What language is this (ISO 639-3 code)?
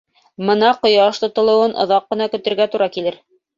bak